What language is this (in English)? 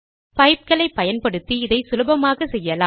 Tamil